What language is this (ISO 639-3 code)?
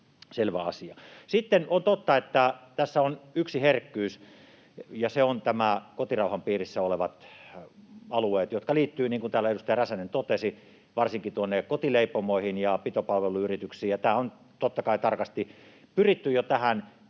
fin